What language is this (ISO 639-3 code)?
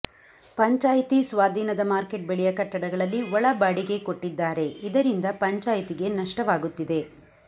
kan